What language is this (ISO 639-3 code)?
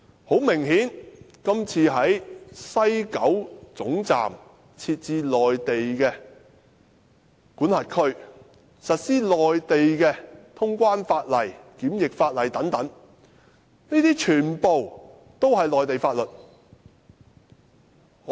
yue